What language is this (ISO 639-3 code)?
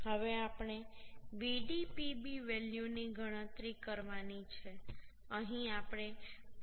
guj